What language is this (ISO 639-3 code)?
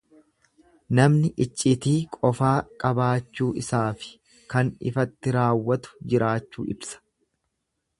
orm